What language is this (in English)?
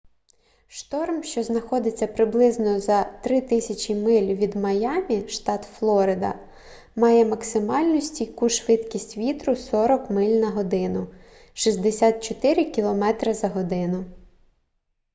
Ukrainian